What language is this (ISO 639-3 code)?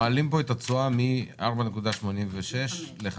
heb